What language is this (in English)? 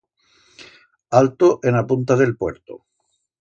Aragonese